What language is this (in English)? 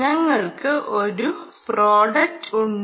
Malayalam